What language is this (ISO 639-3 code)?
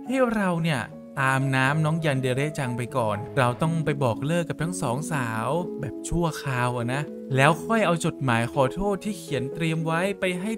tha